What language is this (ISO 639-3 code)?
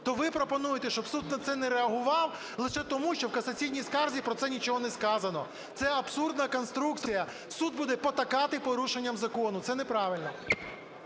ukr